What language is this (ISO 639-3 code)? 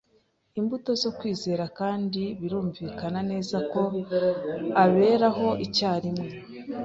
kin